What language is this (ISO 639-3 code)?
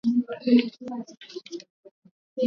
swa